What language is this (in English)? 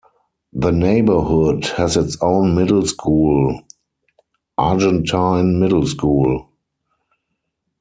English